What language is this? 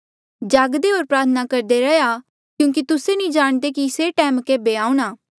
Mandeali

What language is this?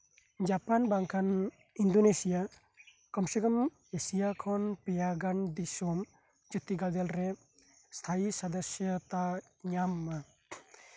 Santali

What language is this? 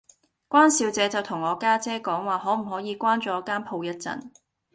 Cantonese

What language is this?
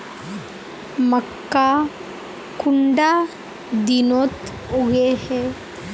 Magahi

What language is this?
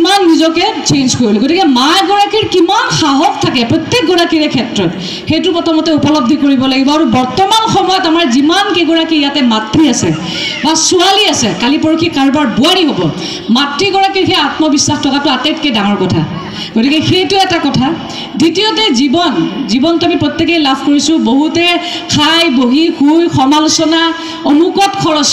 Hindi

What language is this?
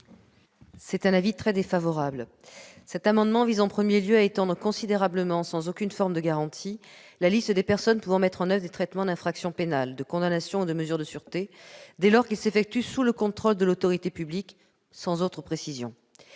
French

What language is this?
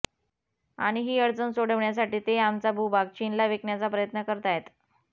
Marathi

